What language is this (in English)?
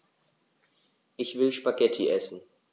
German